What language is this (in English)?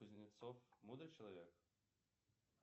Russian